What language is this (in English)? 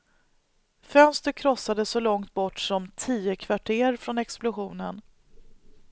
Swedish